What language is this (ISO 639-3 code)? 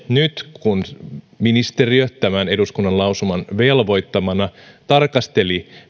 fin